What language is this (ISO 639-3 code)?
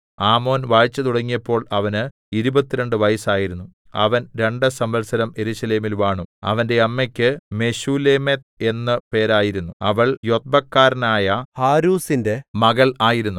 mal